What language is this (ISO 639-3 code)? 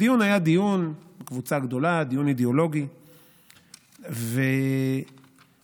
heb